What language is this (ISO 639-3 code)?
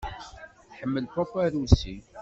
kab